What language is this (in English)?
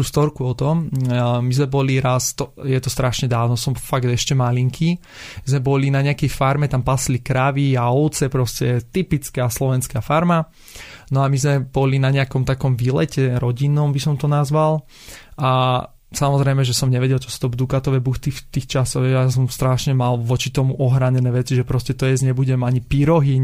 Slovak